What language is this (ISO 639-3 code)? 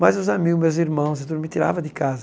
por